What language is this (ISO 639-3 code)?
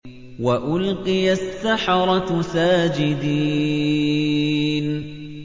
ara